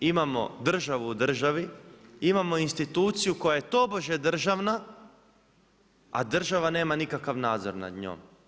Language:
Croatian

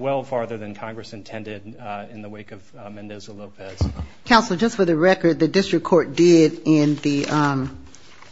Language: English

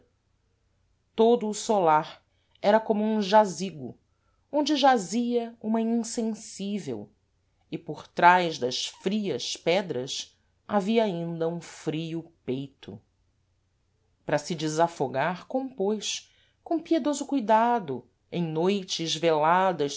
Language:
Portuguese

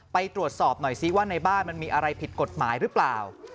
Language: Thai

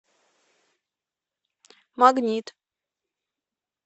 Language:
Russian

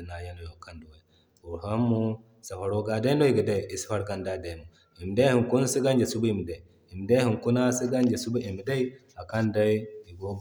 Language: Zarma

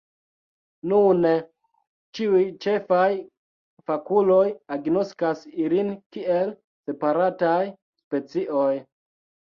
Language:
Esperanto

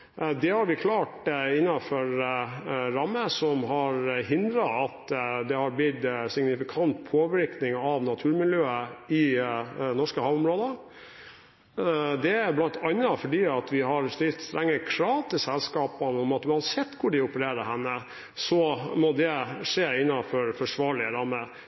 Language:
Norwegian Bokmål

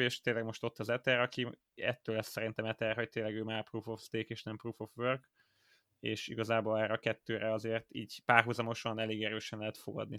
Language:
Hungarian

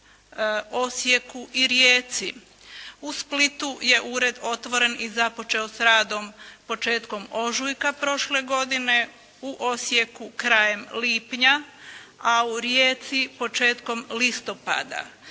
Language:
Croatian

